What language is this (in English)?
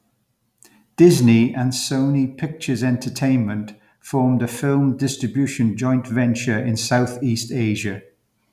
English